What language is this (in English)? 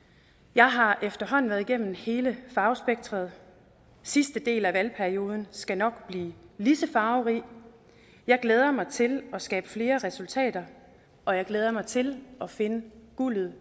Danish